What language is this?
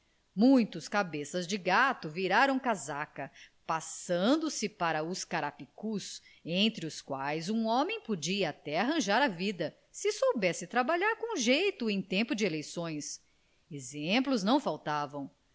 Portuguese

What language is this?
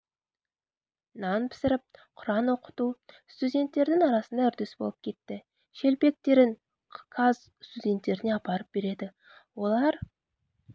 Kazakh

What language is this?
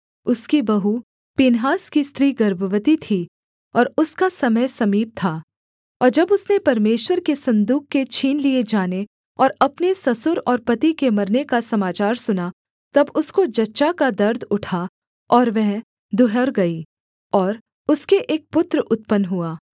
Hindi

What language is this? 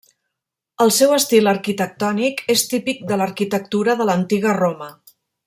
Catalan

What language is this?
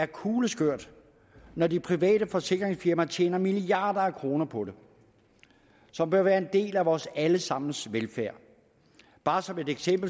Danish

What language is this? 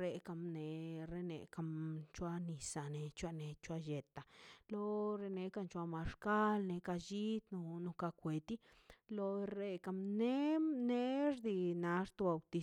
Mazaltepec Zapotec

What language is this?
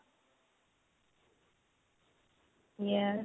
Punjabi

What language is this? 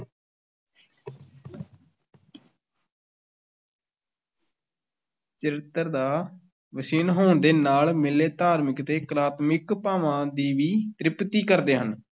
Punjabi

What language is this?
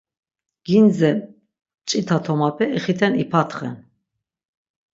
Laz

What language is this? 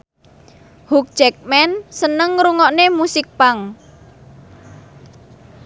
Javanese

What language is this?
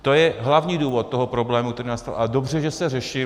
Czech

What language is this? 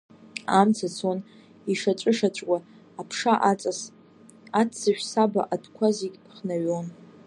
Abkhazian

